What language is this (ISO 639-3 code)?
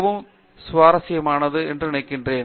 tam